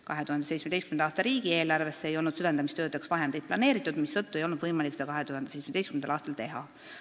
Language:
Estonian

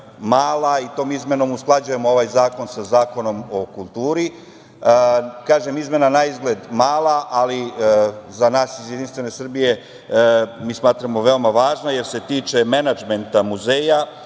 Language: Serbian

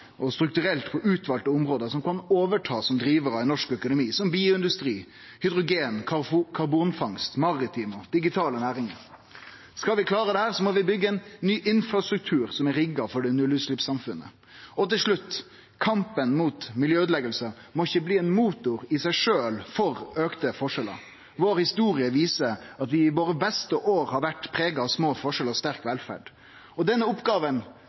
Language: Norwegian Nynorsk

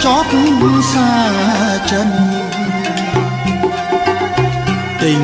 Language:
Indonesian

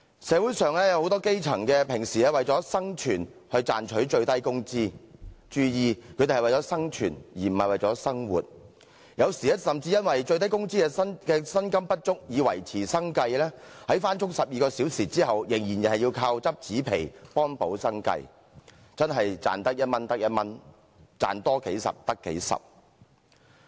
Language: Cantonese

